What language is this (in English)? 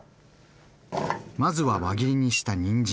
Japanese